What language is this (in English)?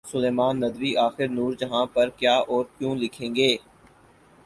Urdu